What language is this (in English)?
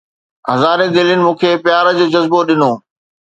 Sindhi